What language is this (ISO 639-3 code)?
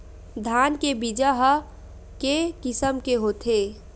hne